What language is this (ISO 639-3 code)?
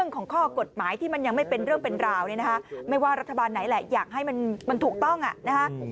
tha